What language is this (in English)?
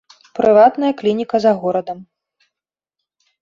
Belarusian